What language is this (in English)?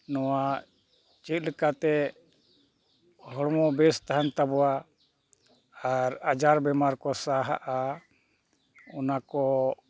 Santali